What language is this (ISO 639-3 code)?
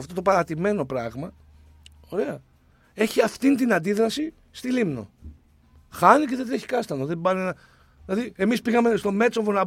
ell